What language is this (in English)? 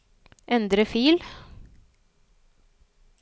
Norwegian